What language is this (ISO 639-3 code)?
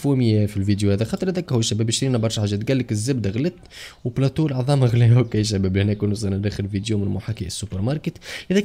ara